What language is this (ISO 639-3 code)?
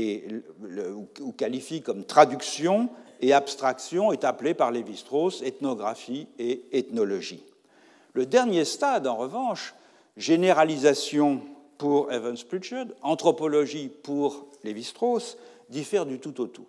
fra